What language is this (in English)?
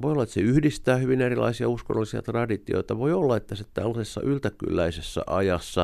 Finnish